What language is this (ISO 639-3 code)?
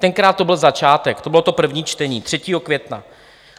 ces